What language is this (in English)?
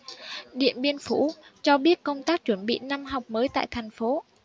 Vietnamese